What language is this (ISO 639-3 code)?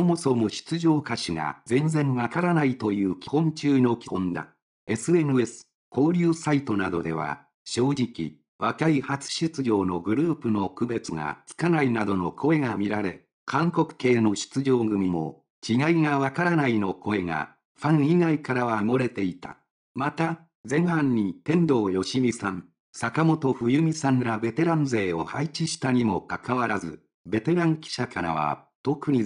jpn